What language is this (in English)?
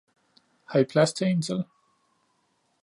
Danish